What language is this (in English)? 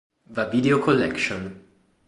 Italian